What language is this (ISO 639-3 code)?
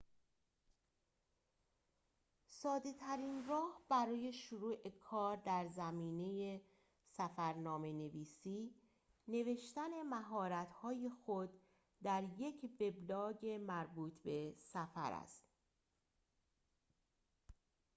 fas